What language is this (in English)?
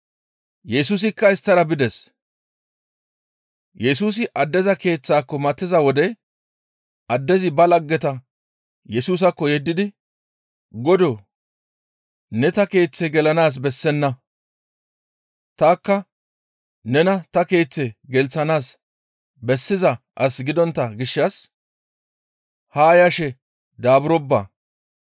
Gamo